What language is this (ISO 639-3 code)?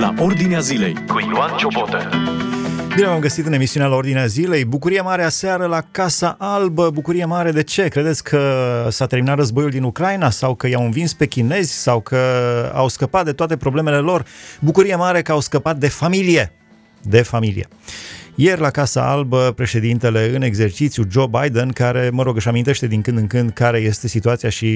ron